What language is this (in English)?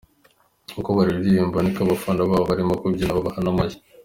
Kinyarwanda